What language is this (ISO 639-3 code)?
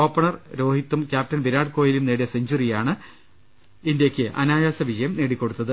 mal